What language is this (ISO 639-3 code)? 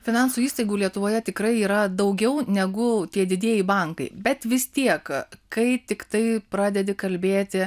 lit